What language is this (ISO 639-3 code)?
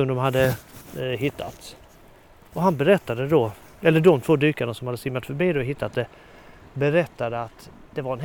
swe